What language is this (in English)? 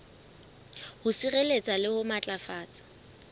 Southern Sotho